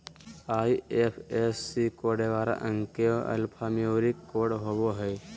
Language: Magahi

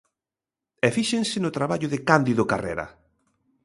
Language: Galician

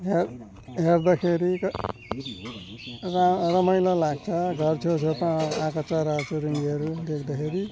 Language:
Nepali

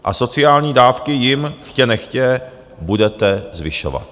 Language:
Czech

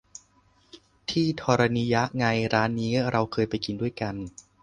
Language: Thai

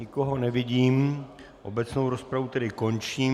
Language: Czech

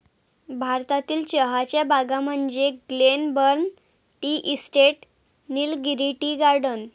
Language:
Marathi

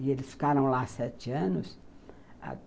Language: Portuguese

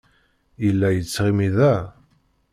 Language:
Kabyle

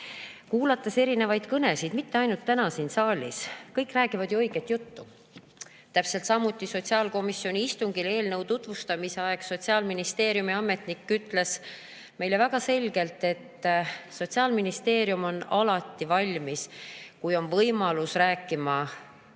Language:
Estonian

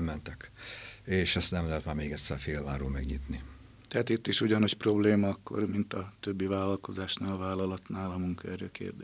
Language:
Hungarian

